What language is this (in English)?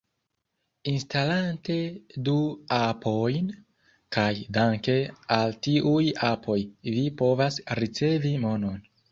Esperanto